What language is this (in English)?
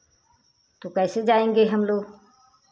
Hindi